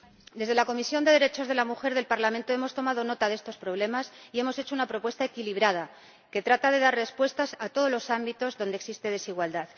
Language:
Spanish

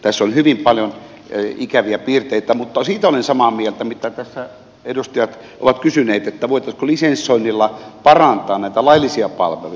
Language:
Finnish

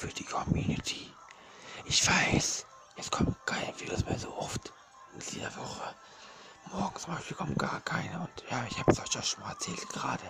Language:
German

